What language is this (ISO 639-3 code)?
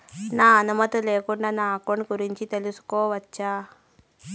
tel